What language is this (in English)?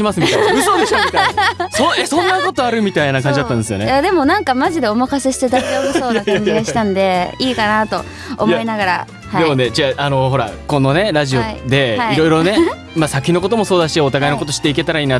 Japanese